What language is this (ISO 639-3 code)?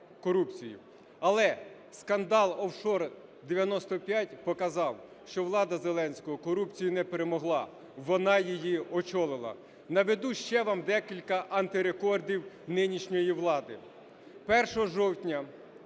ukr